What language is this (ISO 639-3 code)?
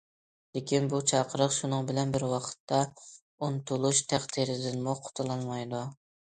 uig